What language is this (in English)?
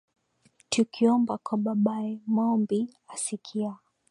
Swahili